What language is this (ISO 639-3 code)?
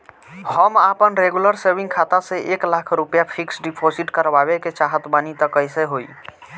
bho